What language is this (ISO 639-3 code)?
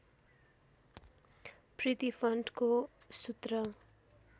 nep